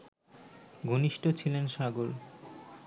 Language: Bangla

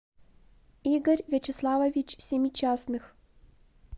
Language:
Russian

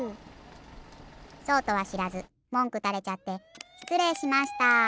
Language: Japanese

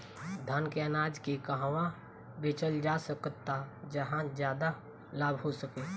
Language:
Bhojpuri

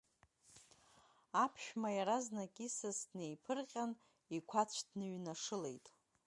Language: Abkhazian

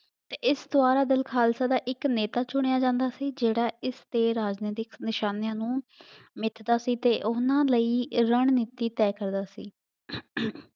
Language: Punjabi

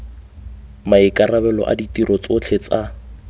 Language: Tswana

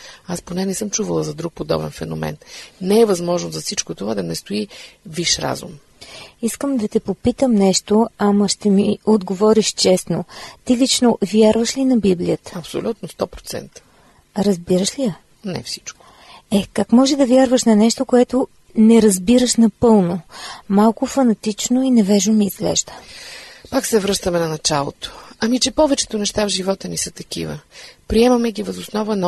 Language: Bulgarian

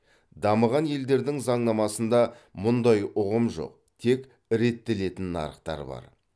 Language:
Kazakh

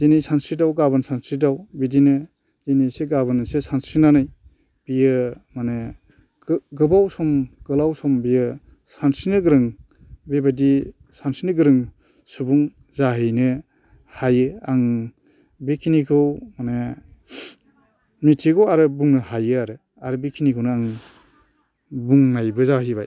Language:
Bodo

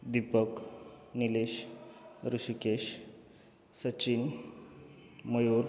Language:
Marathi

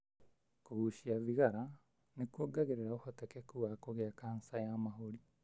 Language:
Kikuyu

